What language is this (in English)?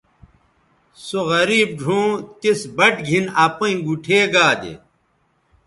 Bateri